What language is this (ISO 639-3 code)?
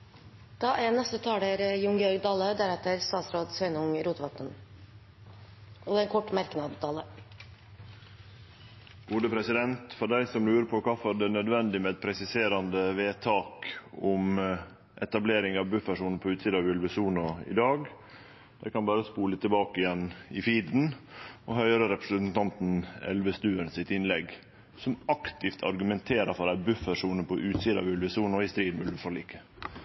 nor